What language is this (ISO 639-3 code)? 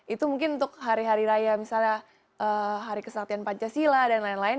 ind